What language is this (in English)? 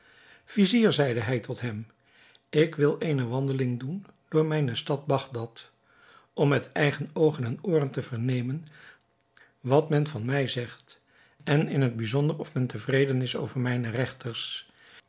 Dutch